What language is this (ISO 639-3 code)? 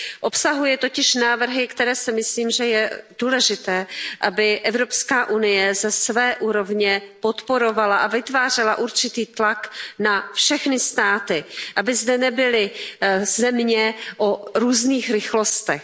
ces